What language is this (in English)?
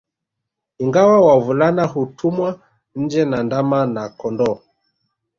Swahili